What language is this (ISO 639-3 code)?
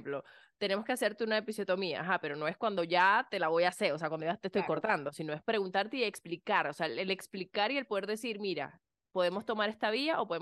spa